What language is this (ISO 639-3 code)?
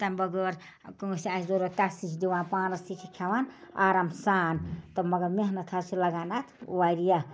kas